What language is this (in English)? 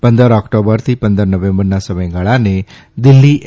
Gujarati